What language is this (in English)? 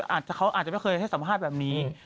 Thai